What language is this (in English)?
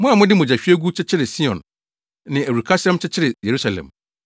Akan